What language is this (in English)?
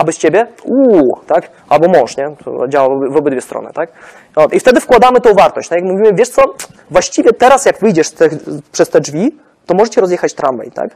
Polish